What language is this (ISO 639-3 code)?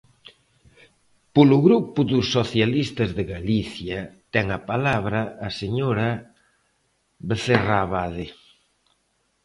glg